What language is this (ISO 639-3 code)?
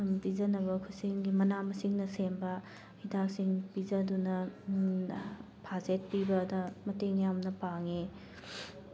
mni